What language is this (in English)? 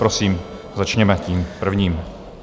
Czech